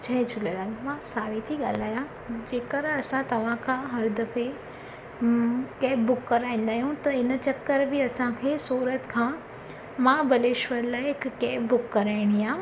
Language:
Sindhi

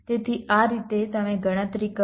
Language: Gujarati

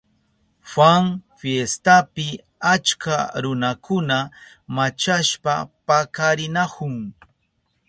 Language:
Southern Pastaza Quechua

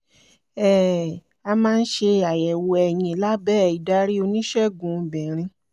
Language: Yoruba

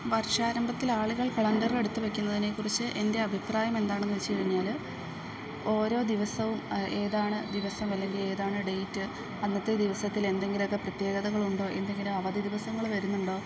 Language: Malayalam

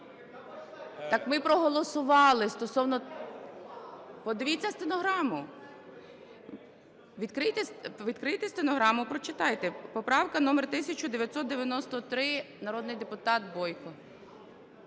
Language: Ukrainian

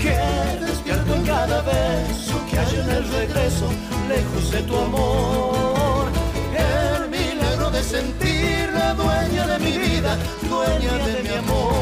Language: Spanish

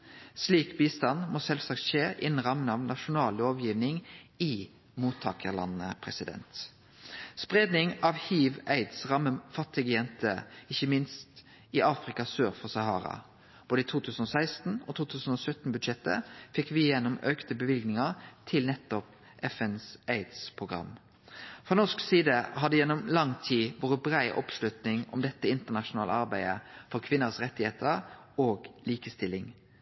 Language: Norwegian Nynorsk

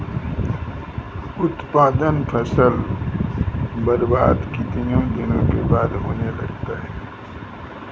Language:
Maithili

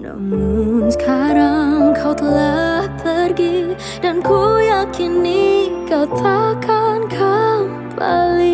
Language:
Indonesian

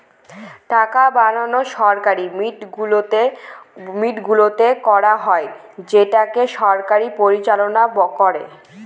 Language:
Bangla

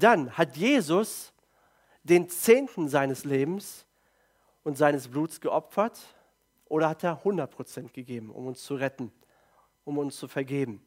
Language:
German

